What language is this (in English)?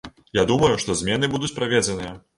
Belarusian